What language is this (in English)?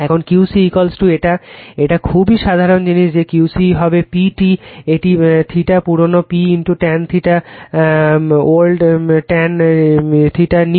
Bangla